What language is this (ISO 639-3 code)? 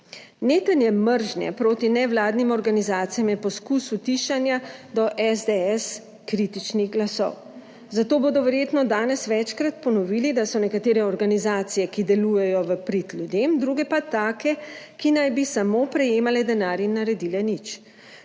slv